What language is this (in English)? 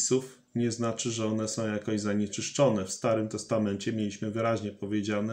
Polish